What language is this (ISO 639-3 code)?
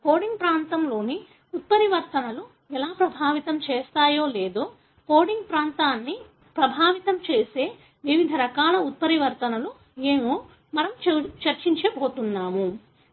tel